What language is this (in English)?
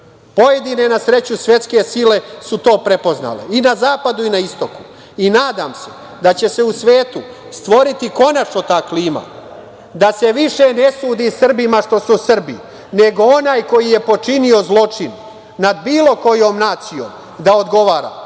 Serbian